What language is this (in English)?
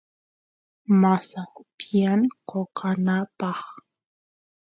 Santiago del Estero Quichua